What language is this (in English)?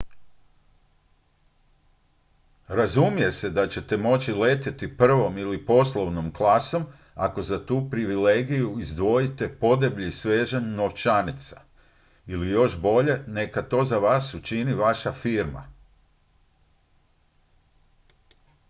Croatian